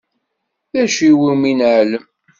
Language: Kabyle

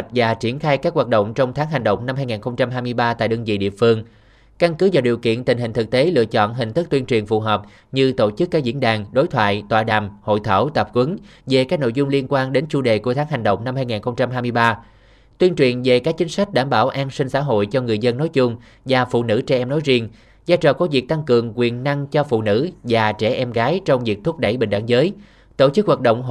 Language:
Vietnamese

